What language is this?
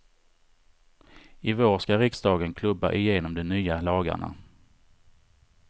Swedish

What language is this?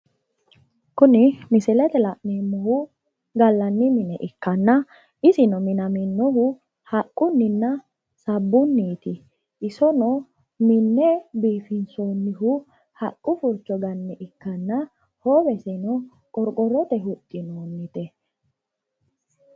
Sidamo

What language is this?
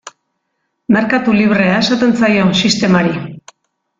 Basque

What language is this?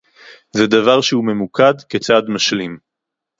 Hebrew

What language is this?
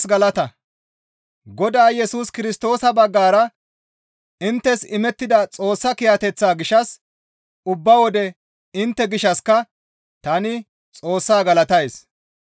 Gamo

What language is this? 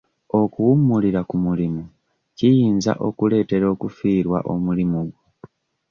Ganda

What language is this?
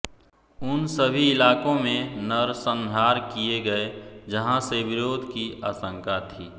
Hindi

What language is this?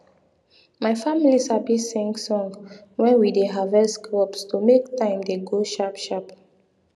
Nigerian Pidgin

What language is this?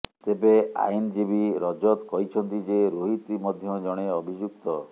Odia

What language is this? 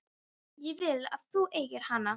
Icelandic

